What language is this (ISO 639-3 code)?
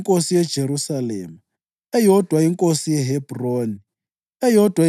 nde